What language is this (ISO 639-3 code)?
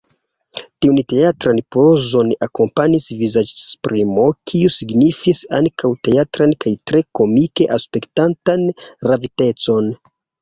epo